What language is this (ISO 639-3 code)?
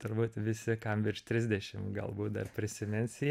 lit